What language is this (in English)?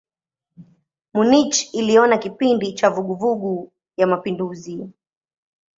Swahili